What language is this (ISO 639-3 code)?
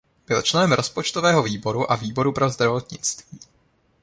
ces